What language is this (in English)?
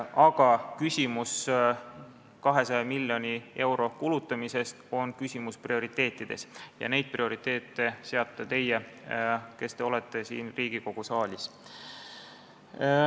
Estonian